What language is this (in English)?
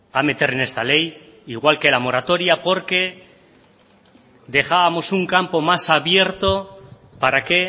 Spanish